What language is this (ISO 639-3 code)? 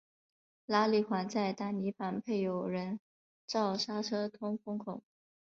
zho